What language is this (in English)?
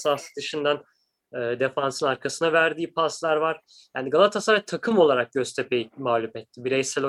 Turkish